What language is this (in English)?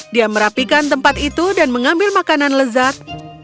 Indonesian